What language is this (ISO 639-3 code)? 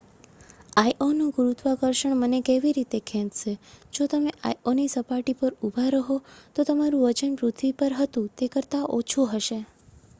guj